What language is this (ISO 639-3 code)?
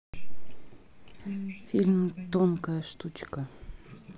rus